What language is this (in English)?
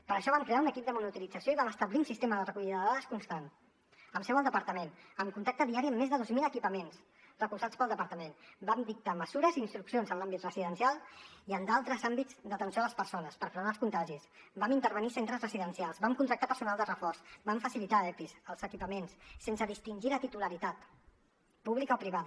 Catalan